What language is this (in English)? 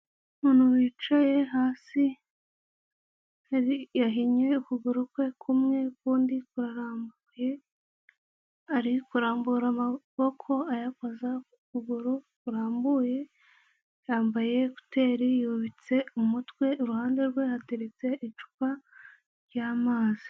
Kinyarwanda